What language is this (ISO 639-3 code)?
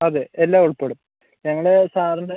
mal